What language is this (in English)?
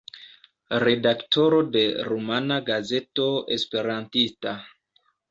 Esperanto